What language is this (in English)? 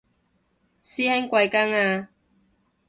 Cantonese